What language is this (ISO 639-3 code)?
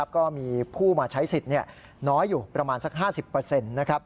tha